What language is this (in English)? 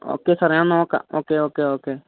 Malayalam